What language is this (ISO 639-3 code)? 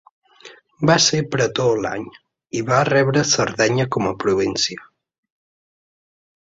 cat